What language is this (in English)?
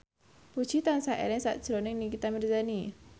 Javanese